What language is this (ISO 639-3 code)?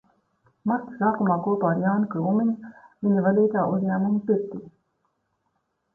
lav